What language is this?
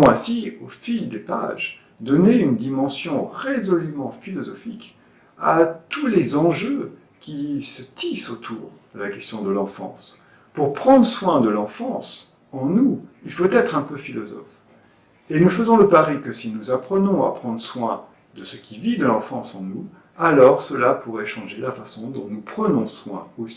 French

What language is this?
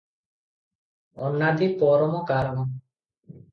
Odia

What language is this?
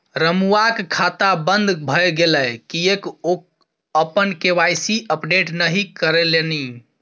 Maithili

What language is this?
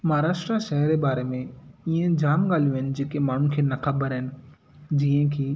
Sindhi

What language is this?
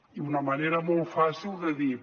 Catalan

